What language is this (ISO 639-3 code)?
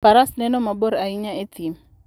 luo